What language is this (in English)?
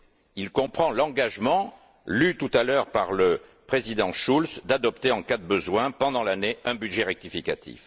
French